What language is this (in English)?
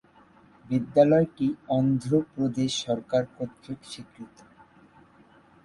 Bangla